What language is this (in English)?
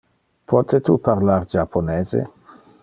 Interlingua